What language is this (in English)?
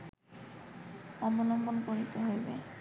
Bangla